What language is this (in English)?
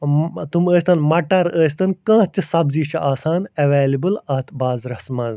Kashmiri